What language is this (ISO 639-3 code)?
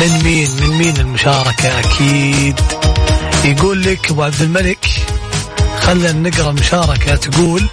ara